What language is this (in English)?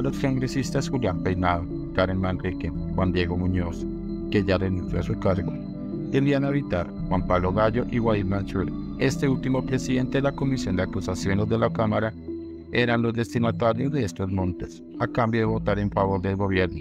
Spanish